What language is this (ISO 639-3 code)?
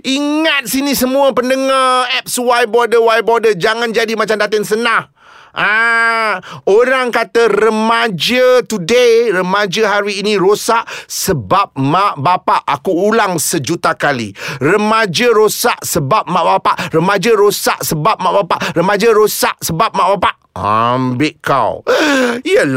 msa